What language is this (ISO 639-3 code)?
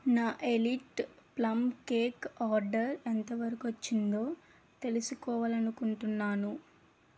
tel